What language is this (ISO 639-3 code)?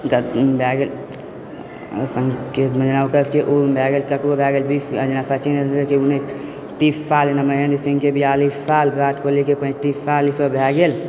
mai